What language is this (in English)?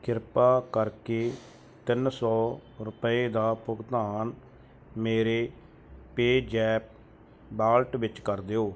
Punjabi